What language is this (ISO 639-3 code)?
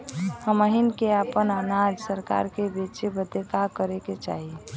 bho